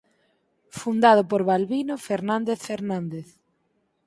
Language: Galician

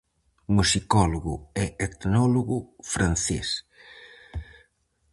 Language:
Galician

